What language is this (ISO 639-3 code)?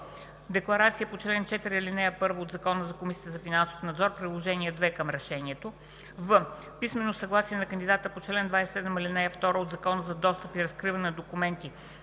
bul